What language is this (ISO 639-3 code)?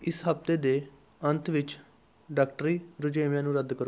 pan